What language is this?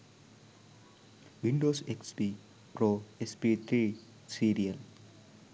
Sinhala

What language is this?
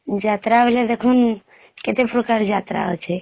Odia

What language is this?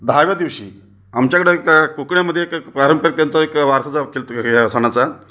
Marathi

